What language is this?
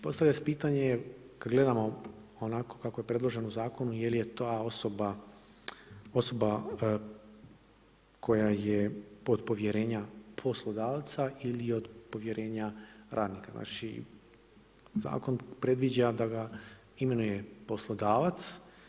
Croatian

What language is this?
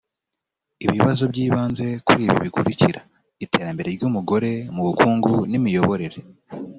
Kinyarwanda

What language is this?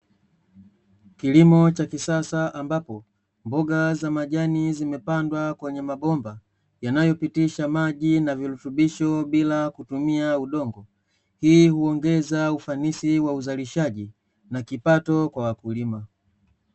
Swahili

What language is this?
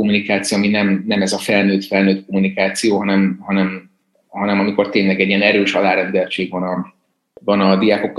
Hungarian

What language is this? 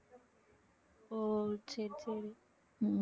Tamil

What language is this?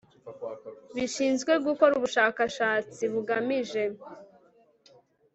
Kinyarwanda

